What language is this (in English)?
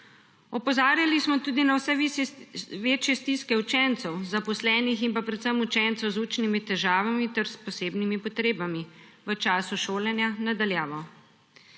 Slovenian